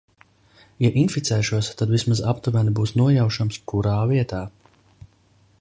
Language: Latvian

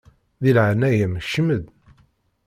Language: Kabyle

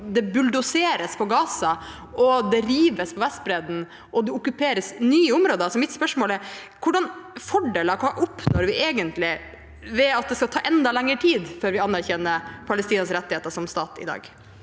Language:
Norwegian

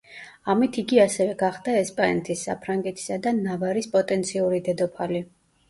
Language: Georgian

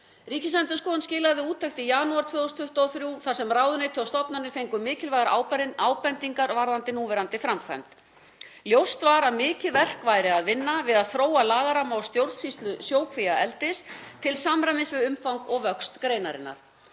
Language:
Icelandic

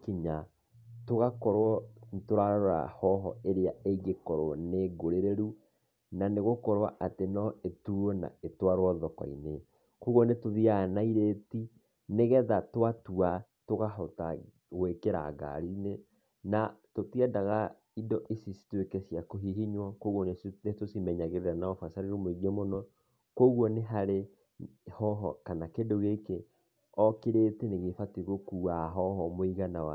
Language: Kikuyu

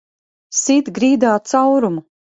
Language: Latvian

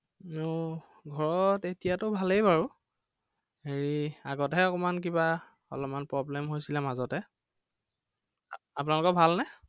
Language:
Assamese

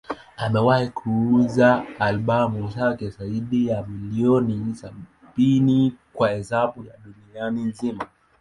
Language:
Swahili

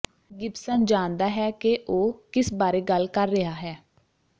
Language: Punjabi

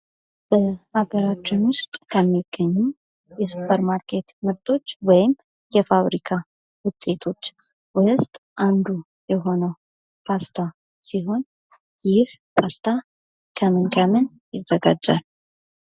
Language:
Amharic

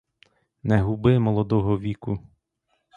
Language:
Ukrainian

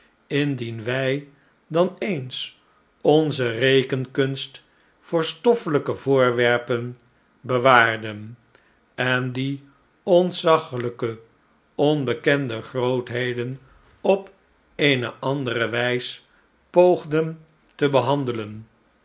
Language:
Dutch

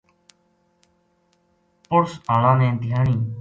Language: Gujari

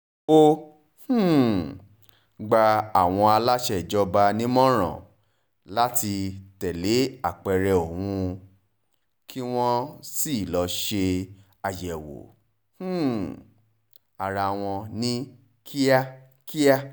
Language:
Yoruba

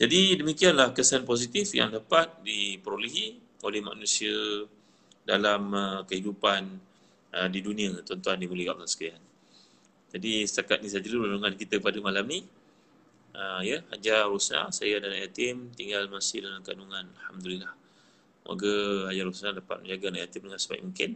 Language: Malay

